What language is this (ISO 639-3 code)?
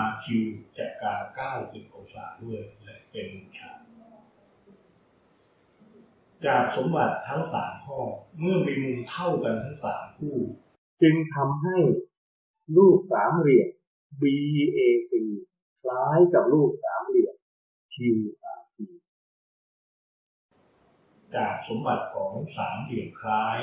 tha